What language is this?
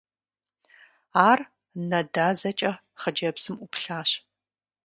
Kabardian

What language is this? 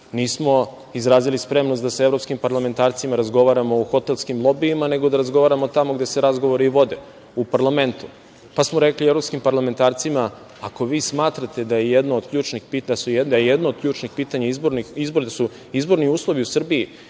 Serbian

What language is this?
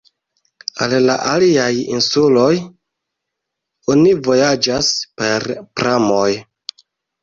Esperanto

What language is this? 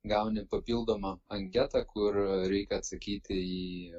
Lithuanian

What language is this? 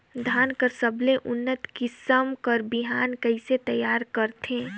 Chhattisgarhi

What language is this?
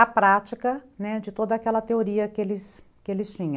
Portuguese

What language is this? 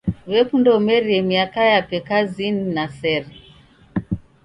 Taita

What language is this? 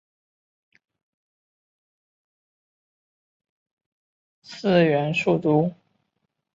Chinese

